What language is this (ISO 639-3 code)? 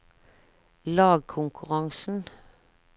nor